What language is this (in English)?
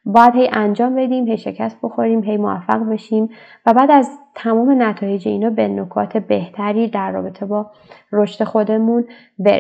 Persian